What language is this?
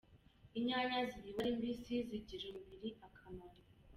Kinyarwanda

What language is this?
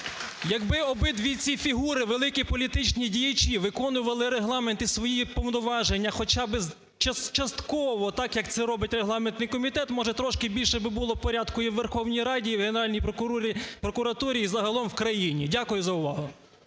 Ukrainian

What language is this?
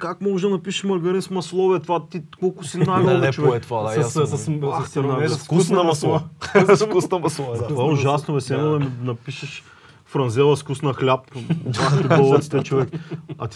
Bulgarian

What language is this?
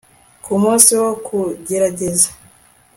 Kinyarwanda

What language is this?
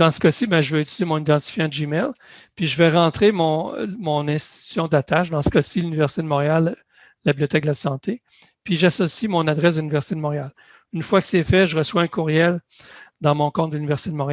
French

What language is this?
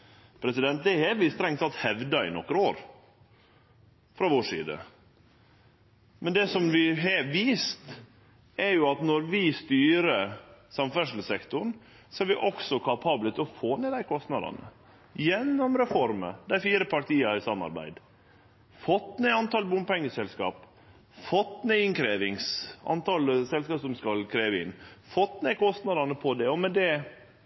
Norwegian Nynorsk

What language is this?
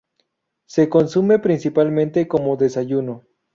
Spanish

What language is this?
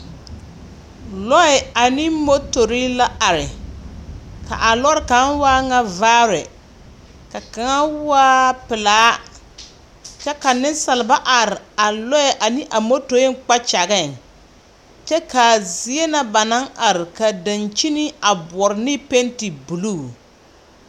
Southern Dagaare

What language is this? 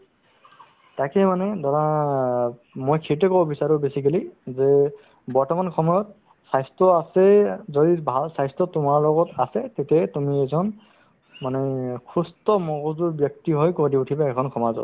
Assamese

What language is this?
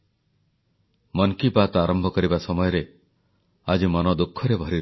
Odia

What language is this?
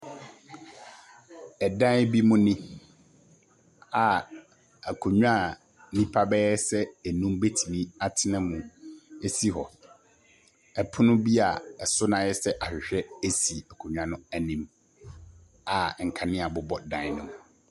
Akan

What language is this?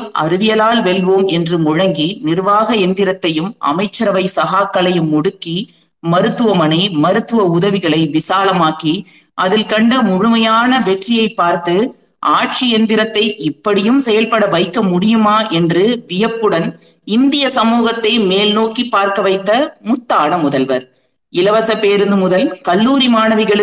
Tamil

